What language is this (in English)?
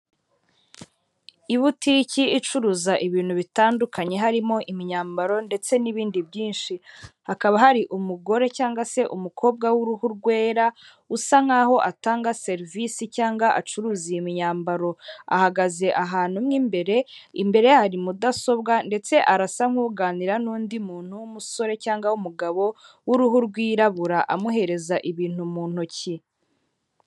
Kinyarwanda